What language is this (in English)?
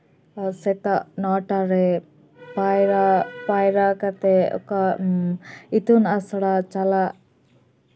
Santali